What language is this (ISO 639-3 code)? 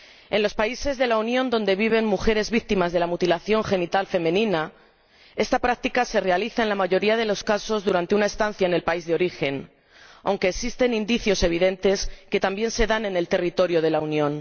spa